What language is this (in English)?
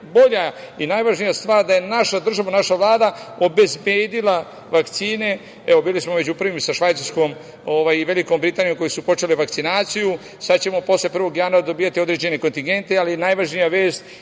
Serbian